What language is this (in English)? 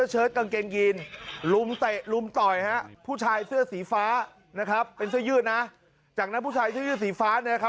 Thai